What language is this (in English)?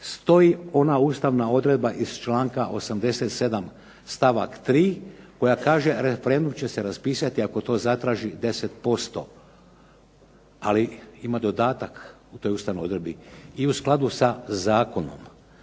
Croatian